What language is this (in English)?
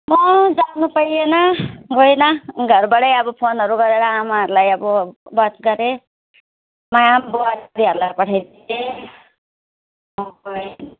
Nepali